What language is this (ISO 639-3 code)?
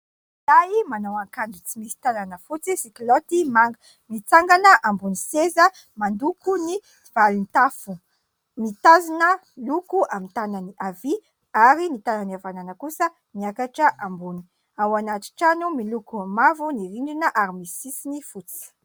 mlg